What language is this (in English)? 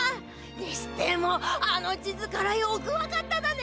Japanese